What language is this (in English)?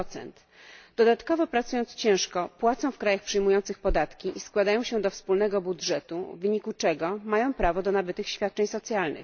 Polish